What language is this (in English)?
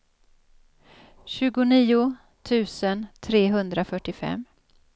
Swedish